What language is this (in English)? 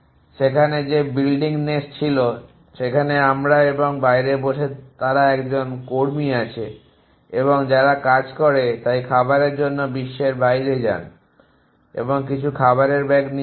Bangla